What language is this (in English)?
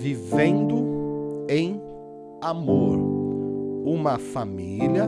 Portuguese